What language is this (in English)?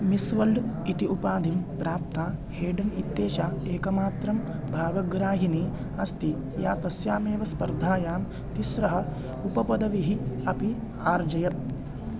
Sanskrit